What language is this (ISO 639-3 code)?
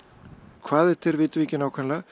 isl